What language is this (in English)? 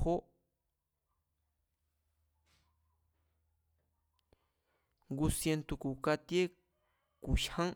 Mazatlán Mazatec